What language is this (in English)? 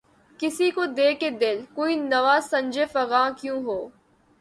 Urdu